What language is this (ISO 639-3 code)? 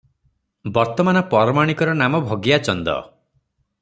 ori